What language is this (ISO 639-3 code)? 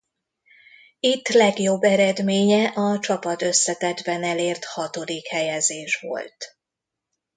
hun